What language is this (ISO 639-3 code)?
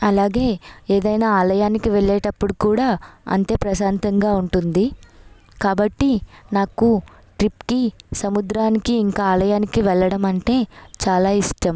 tel